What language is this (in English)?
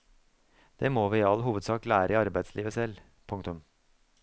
Norwegian